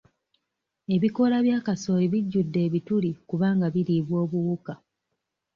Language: Ganda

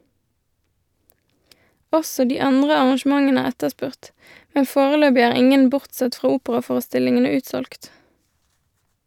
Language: Norwegian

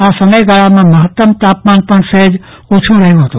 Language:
Gujarati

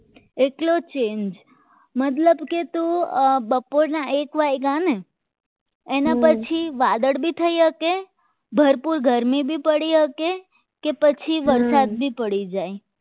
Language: Gujarati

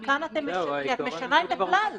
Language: Hebrew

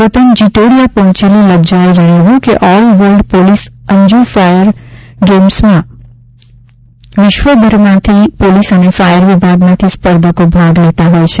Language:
Gujarati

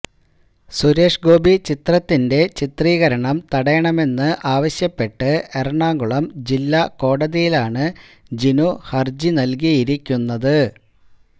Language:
Malayalam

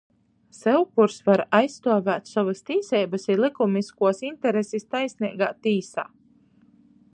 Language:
Latgalian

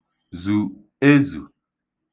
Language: Igbo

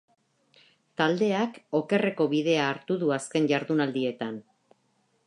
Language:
Basque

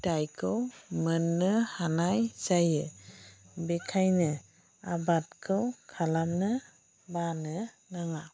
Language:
Bodo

